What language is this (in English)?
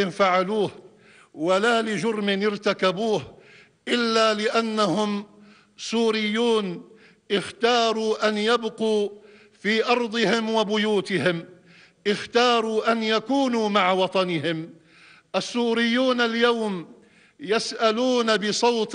Arabic